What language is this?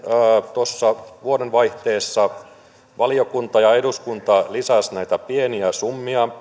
Finnish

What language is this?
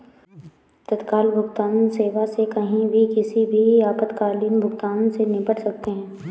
Hindi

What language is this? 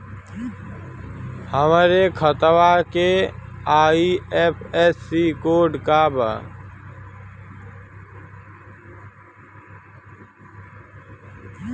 Bhojpuri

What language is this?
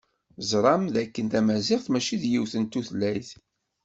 Kabyle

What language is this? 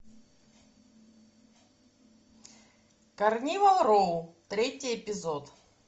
Russian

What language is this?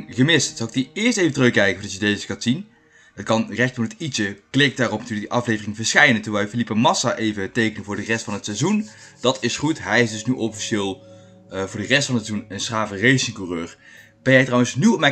Dutch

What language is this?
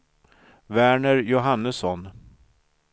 Swedish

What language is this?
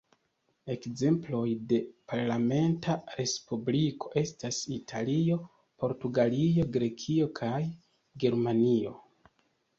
Esperanto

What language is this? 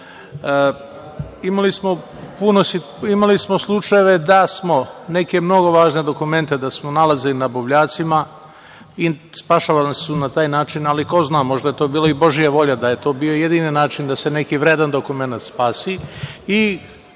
Serbian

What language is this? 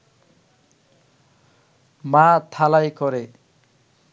Bangla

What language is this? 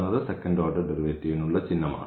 Malayalam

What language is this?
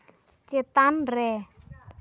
Santali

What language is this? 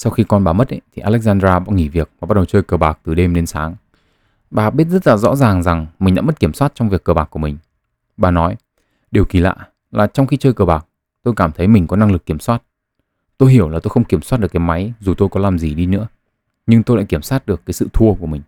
Vietnamese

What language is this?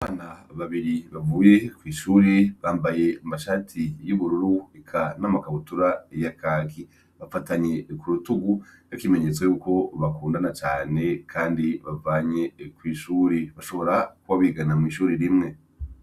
Rundi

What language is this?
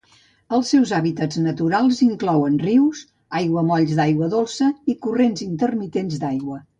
Catalan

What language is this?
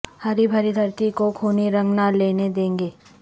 Urdu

